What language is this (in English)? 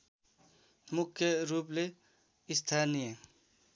Nepali